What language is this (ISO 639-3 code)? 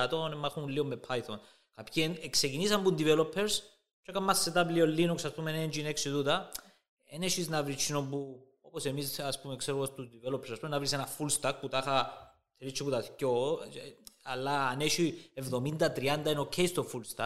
ell